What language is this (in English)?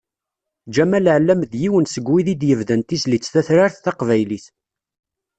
Kabyle